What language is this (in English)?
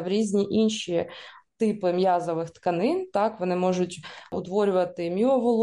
Ukrainian